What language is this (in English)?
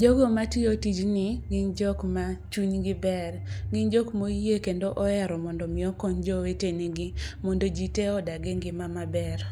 Luo (Kenya and Tanzania)